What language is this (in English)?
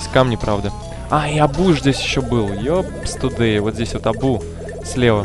Russian